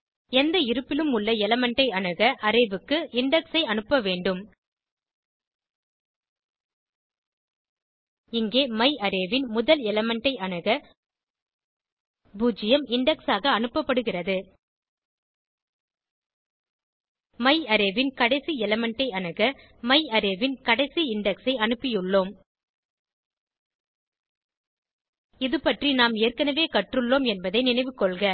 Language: Tamil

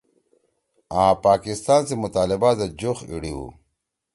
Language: Torwali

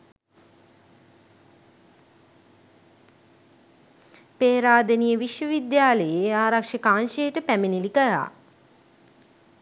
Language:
Sinhala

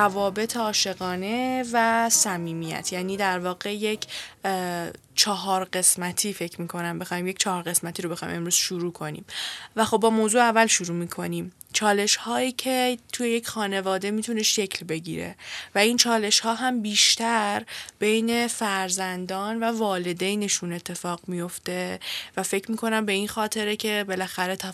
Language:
Persian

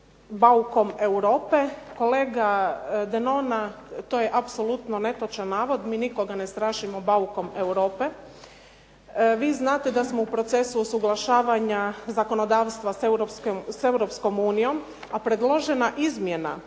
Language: Croatian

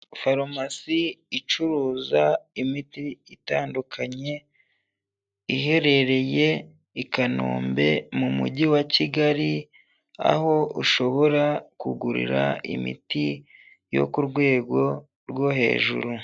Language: Kinyarwanda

